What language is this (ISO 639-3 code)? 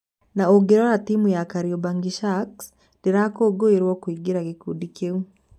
kik